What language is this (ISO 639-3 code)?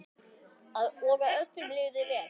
isl